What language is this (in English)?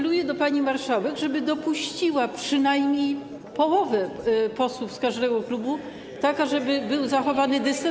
Polish